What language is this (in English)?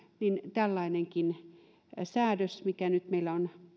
Finnish